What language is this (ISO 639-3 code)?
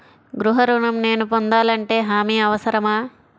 tel